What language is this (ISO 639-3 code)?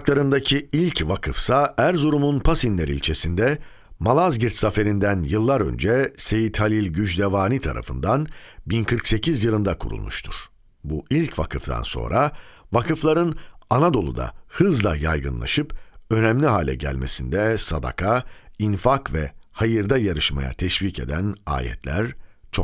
tur